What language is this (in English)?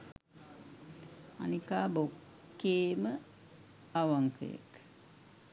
Sinhala